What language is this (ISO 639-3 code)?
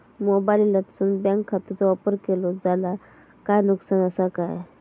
mar